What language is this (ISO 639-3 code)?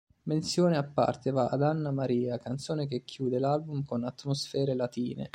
ita